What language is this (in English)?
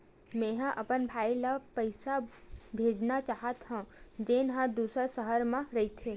Chhattisgarhi